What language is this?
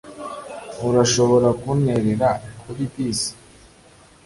Kinyarwanda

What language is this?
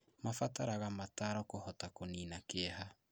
Kikuyu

